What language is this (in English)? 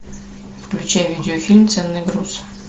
Russian